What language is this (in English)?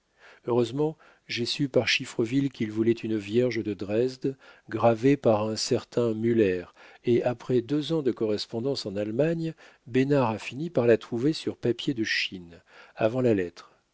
French